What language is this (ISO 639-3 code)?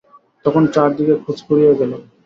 ben